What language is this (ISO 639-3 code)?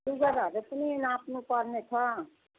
nep